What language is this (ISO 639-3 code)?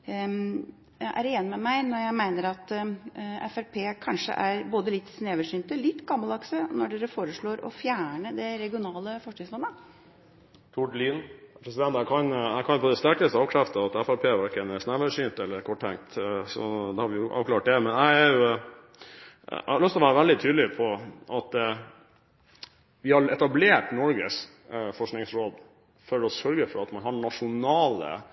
nob